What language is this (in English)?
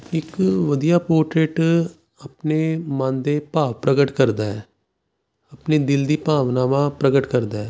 Punjabi